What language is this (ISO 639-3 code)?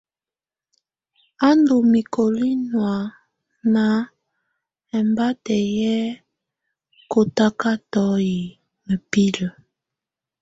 tvu